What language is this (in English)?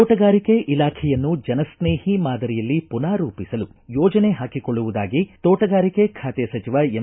Kannada